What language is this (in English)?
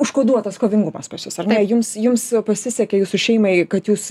Lithuanian